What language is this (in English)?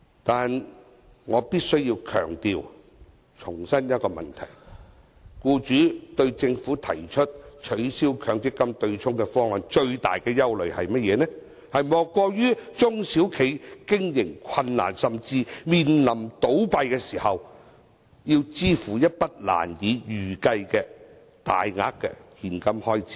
Cantonese